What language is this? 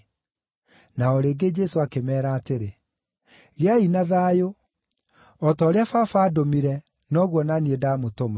Kikuyu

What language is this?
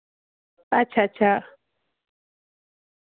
Dogri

